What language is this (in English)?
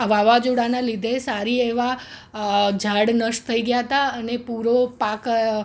Gujarati